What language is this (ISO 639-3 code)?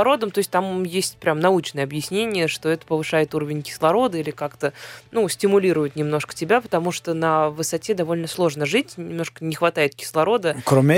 rus